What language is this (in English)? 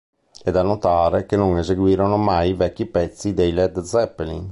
Italian